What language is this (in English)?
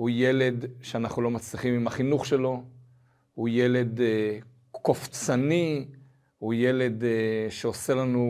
Hebrew